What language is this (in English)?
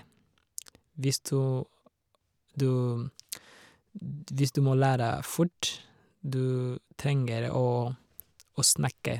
Norwegian